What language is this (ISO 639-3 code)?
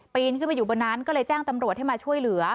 tha